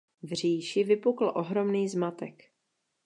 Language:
Czech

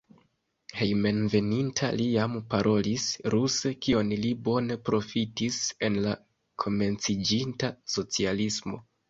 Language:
Esperanto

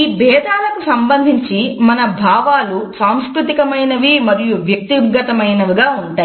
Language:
Telugu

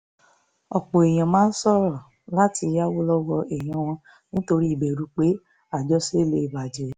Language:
Yoruba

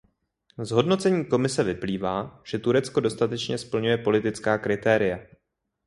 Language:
Czech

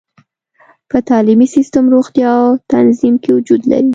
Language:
Pashto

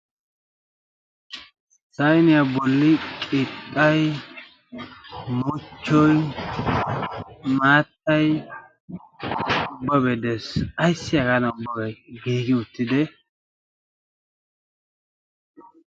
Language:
Wolaytta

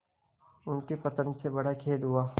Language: Hindi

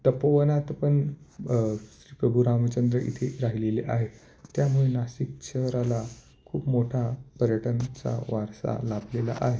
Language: Marathi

